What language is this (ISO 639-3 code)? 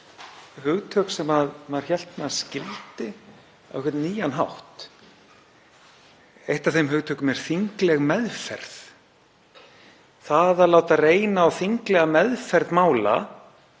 isl